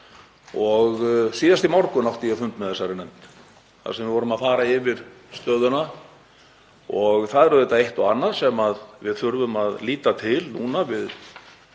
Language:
Icelandic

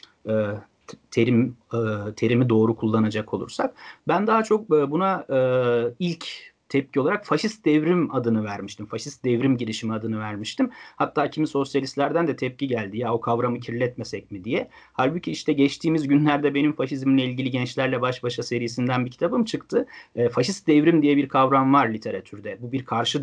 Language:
Turkish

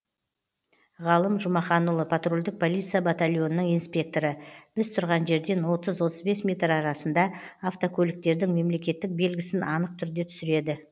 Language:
Kazakh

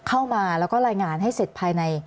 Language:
Thai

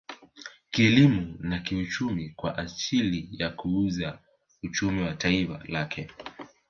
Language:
Swahili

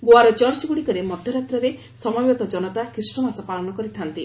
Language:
Odia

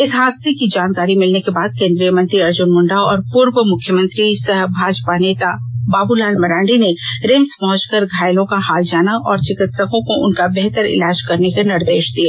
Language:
Hindi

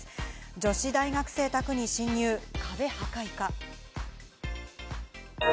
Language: Japanese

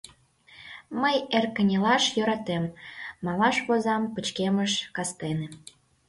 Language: Mari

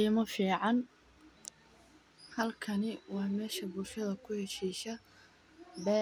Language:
Somali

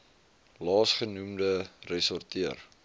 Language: Afrikaans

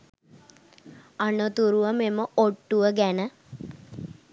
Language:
Sinhala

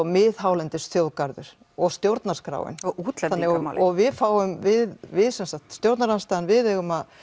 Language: Icelandic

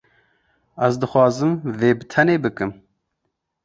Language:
Kurdish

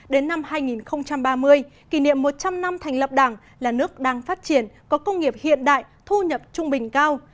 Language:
Vietnamese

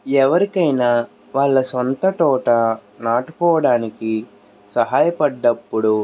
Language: Telugu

